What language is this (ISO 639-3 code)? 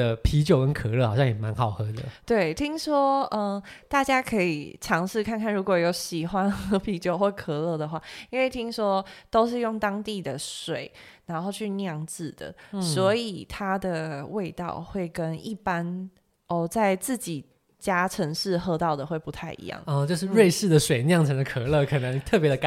zho